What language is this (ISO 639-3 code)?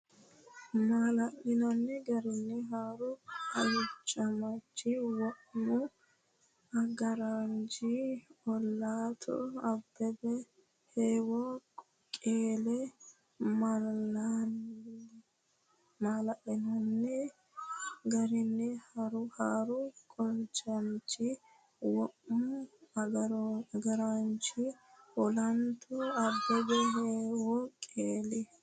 sid